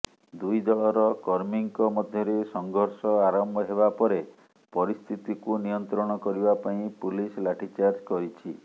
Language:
Odia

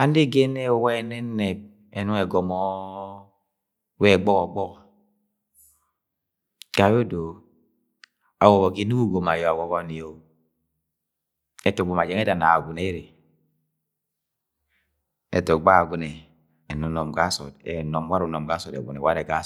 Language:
Agwagwune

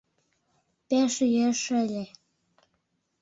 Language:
Mari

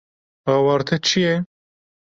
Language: Kurdish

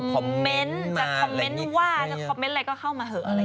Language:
Thai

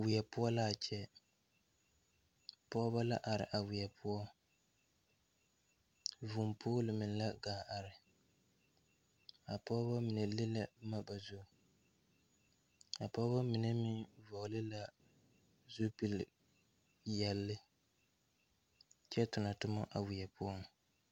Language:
Southern Dagaare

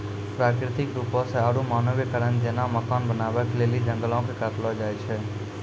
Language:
Maithili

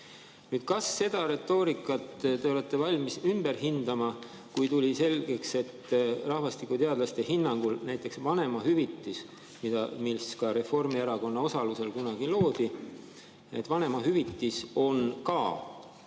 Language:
Estonian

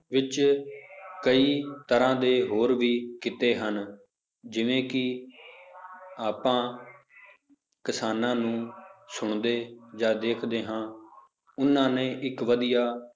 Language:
Punjabi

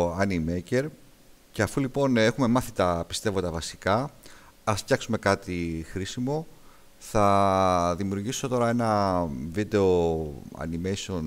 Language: Greek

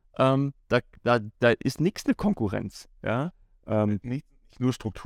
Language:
German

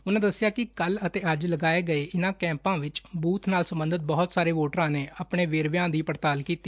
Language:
Punjabi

